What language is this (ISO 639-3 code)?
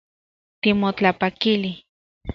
ncx